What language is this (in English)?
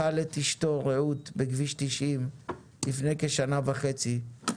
Hebrew